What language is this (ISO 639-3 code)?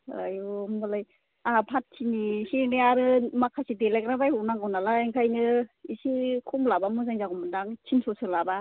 brx